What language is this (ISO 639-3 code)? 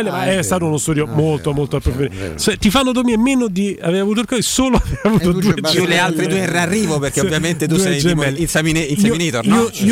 ita